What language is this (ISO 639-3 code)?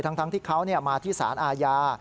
tha